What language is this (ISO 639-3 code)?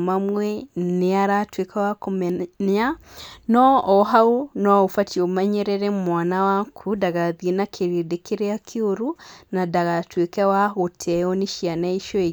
kik